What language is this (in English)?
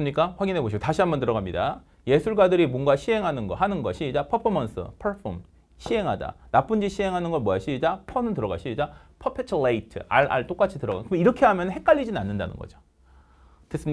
Korean